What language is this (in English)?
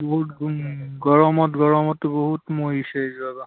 Assamese